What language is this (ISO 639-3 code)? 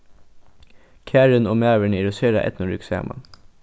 fao